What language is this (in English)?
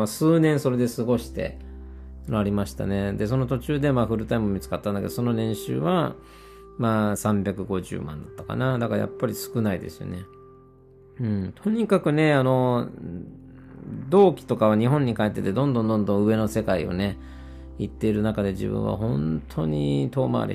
Japanese